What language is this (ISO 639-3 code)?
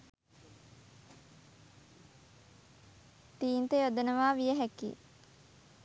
sin